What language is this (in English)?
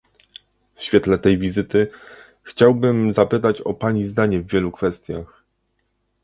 Polish